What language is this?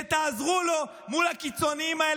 Hebrew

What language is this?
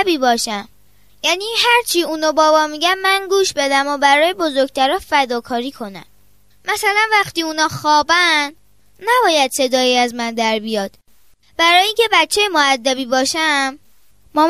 Persian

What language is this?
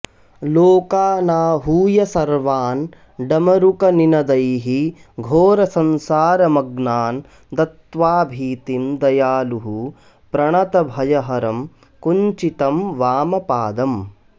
Sanskrit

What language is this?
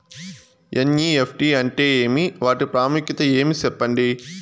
Telugu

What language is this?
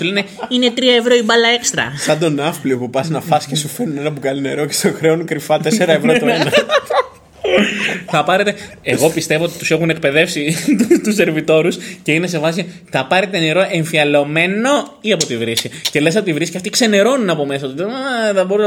Greek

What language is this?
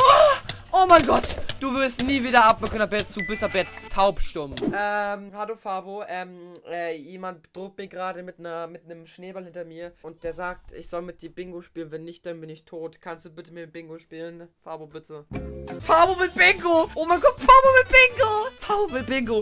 German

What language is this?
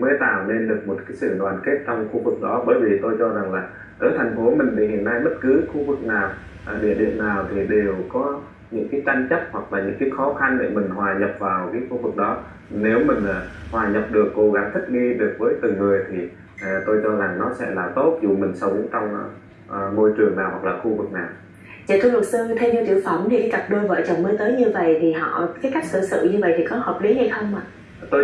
Vietnamese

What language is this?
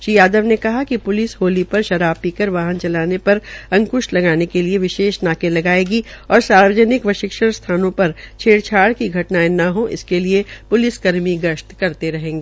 Hindi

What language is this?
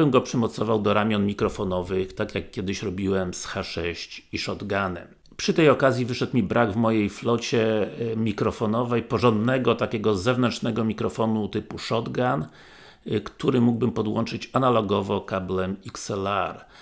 Polish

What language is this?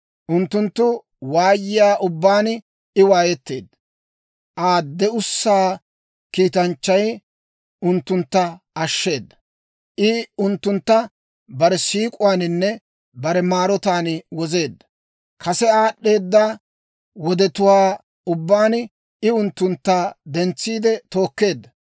Dawro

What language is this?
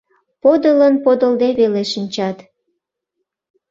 Mari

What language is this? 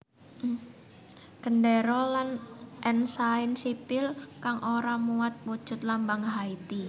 Javanese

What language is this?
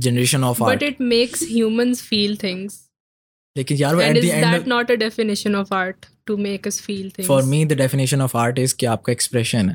Urdu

